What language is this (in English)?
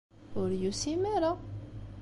Kabyle